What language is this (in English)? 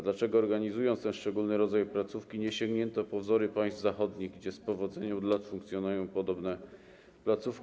Polish